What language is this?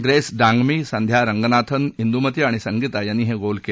Marathi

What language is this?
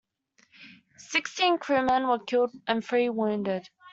English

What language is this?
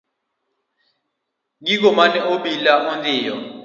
Luo (Kenya and Tanzania)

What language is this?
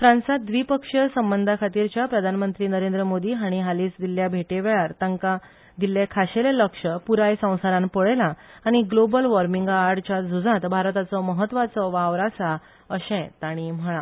Konkani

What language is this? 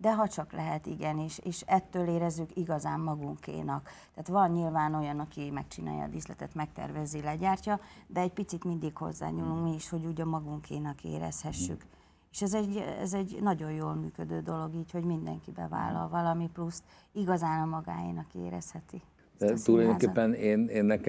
Hungarian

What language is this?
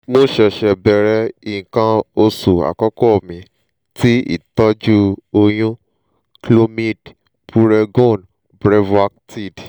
Yoruba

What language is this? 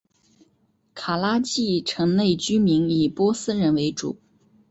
Chinese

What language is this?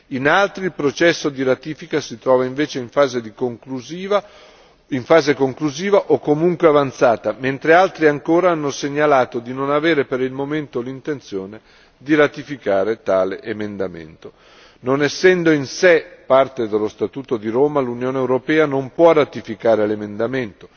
Italian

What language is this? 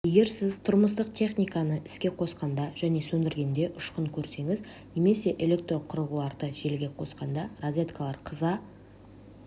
Kazakh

